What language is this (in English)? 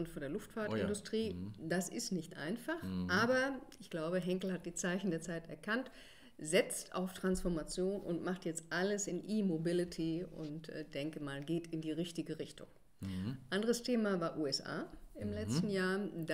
German